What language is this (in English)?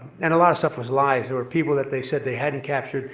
English